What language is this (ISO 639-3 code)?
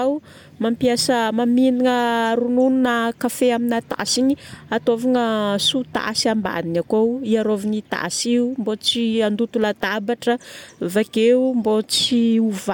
bmm